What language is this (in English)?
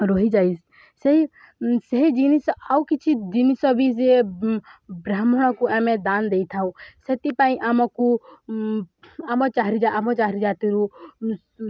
Odia